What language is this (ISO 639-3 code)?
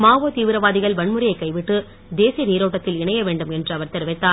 tam